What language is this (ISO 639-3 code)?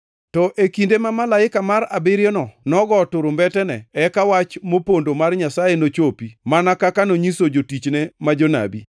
luo